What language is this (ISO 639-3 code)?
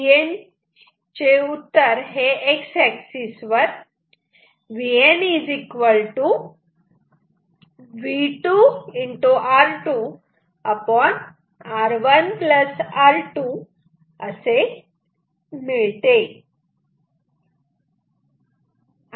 mar